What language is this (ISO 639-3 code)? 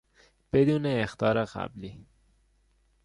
fas